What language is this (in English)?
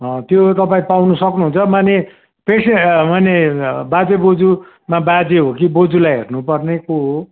Nepali